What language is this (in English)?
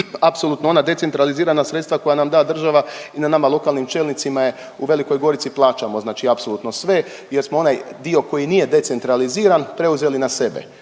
Croatian